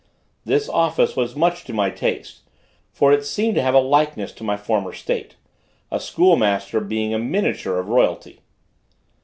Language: English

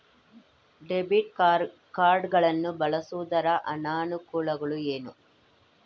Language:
Kannada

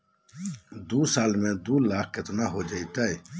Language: Magahi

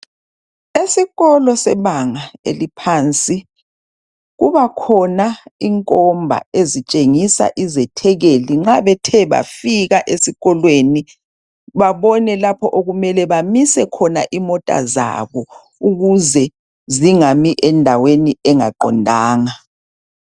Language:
North Ndebele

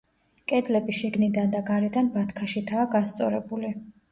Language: Georgian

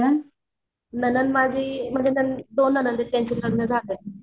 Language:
Marathi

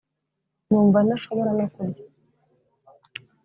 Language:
Kinyarwanda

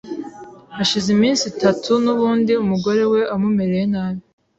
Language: Kinyarwanda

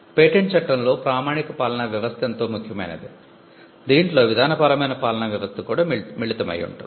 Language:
Telugu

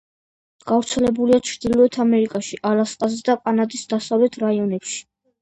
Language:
Georgian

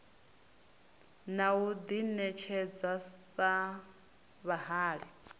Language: Venda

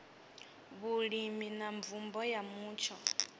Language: Venda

